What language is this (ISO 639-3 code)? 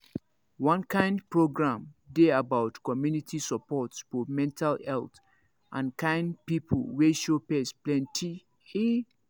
pcm